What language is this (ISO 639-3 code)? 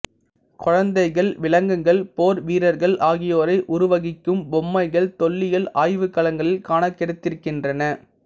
tam